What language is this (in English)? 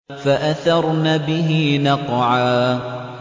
Arabic